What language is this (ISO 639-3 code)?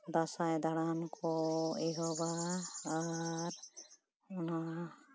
sat